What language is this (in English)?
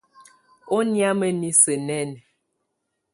Tunen